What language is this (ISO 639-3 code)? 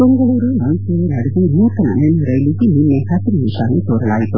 kan